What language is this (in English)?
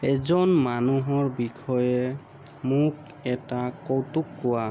Assamese